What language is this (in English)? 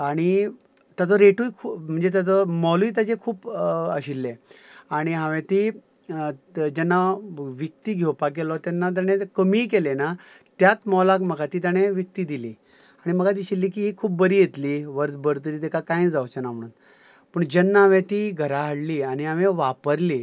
Konkani